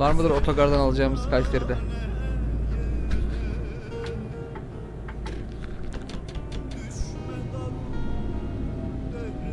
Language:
Turkish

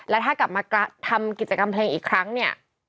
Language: Thai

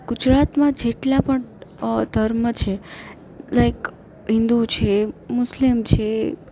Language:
Gujarati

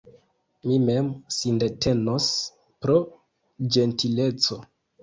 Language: Esperanto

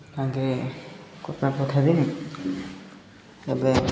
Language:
Odia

